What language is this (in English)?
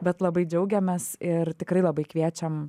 Lithuanian